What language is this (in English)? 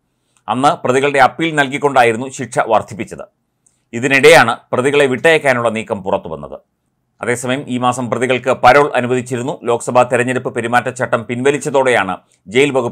Malayalam